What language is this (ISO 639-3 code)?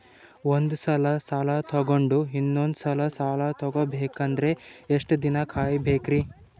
kan